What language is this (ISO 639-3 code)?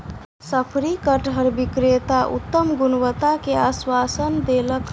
mai